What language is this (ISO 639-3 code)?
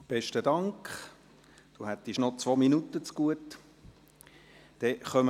gsw